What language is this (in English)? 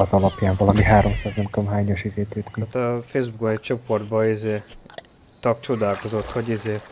Hungarian